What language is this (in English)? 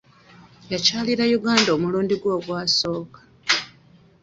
Ganda